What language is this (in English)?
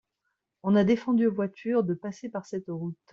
French